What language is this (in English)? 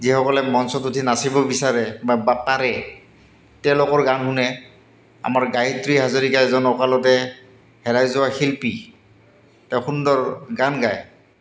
Assamese